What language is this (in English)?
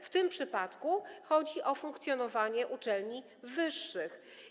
Polish